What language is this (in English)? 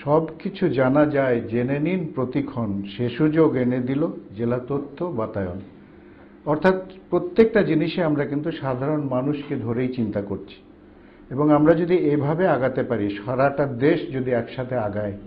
Turkish